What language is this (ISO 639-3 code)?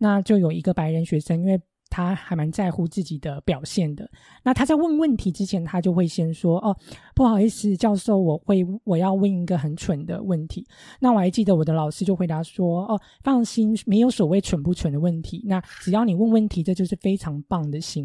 zho